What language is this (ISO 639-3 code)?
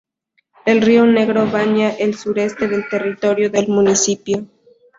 spa